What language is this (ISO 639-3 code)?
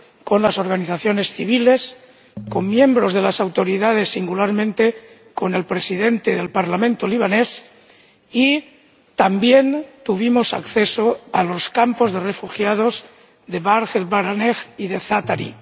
spa